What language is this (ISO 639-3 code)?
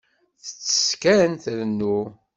kab